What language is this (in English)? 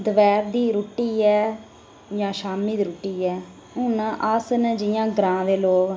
Dogri